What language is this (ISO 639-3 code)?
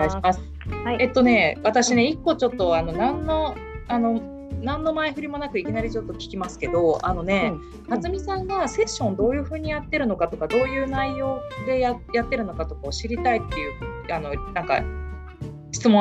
jpn